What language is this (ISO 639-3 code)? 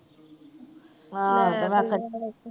pan